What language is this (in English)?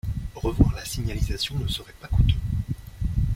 French